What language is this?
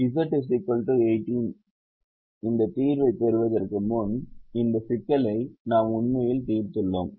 Tamil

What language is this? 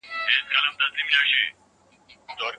Pashto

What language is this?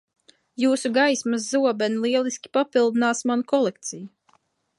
Latvian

